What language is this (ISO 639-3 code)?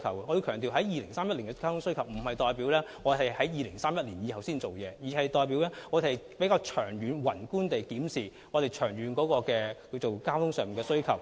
yue